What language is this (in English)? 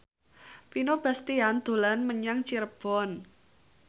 Javanese